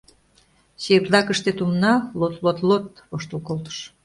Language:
Mari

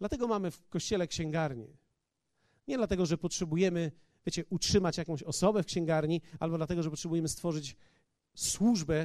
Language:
Polish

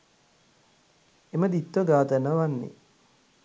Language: Sinhala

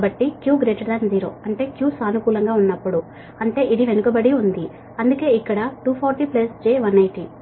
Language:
Telugu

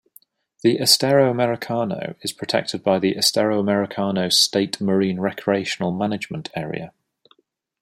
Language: English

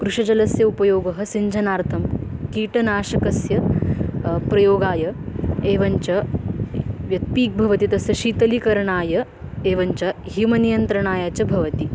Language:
Sanskrit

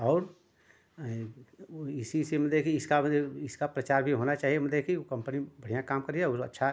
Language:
Hindi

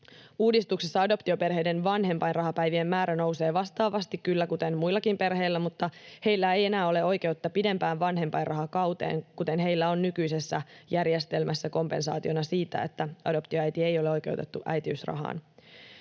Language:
Finnish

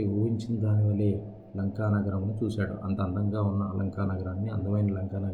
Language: Telugu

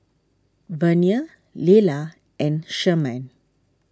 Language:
English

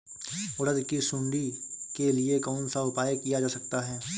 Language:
Hindi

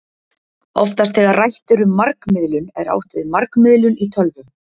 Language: Icelandic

